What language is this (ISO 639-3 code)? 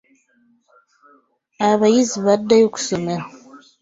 lug